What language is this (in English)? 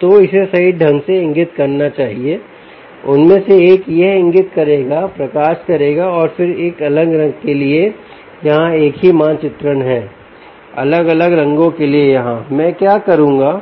Hindi